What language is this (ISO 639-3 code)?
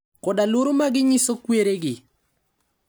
luo